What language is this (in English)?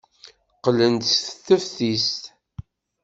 Kabyle